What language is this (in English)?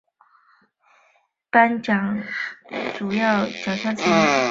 Chinese